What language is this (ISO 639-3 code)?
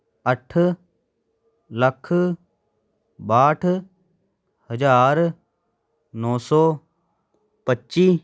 pan